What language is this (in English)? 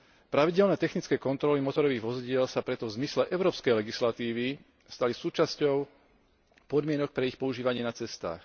Slovak